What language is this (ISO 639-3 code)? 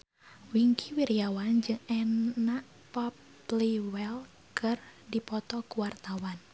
sun